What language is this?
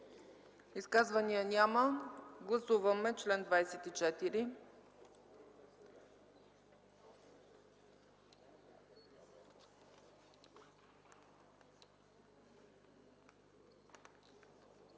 Bulgarian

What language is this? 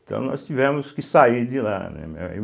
Portuguese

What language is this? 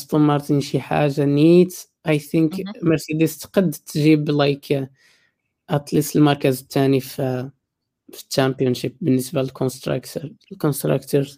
Arabic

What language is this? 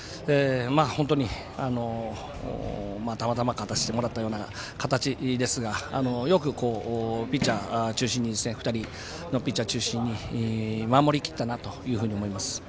Japanese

